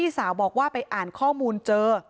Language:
Thai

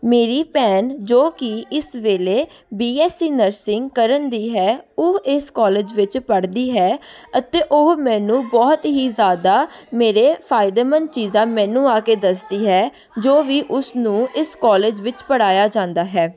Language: Punjabi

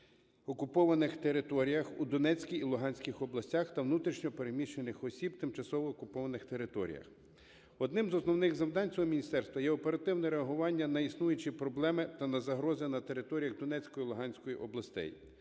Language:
Ukrainian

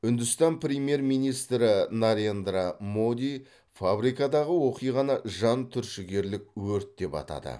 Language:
Kazakh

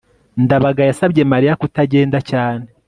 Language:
Kinyarwanda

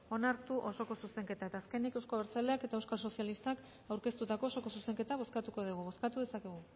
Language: Basque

